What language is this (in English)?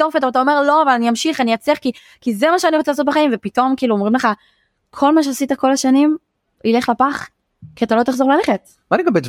Hebrew